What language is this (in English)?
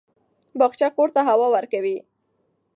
Pashto